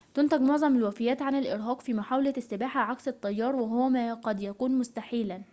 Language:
Arabic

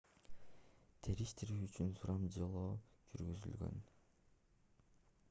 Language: Kyrgyz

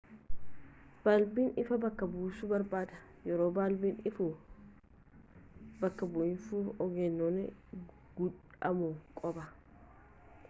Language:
Oromo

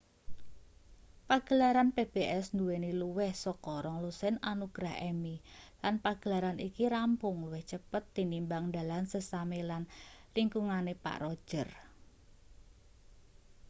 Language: Javanese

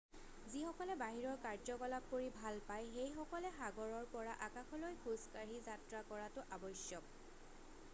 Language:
Assamese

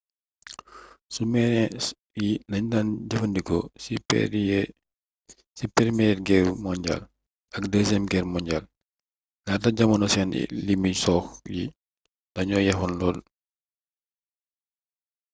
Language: Wolof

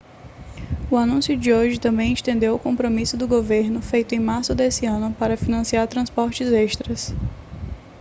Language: Portuguese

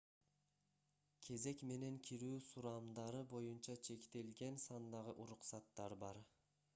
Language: Kyrgyz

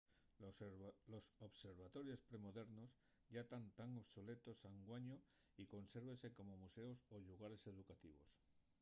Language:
Asturian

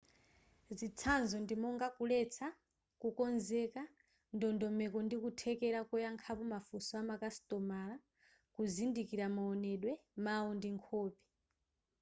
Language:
Nyanja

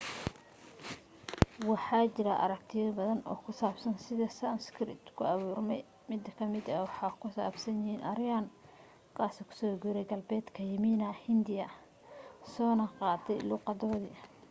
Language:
Somali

